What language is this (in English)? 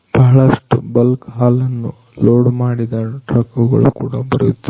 Kannada